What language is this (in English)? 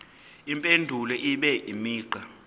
Zulu